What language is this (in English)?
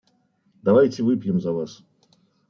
Russian